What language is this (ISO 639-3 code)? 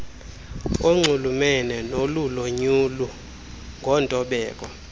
xho